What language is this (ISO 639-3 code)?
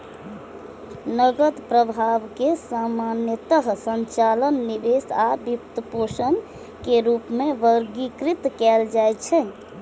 mai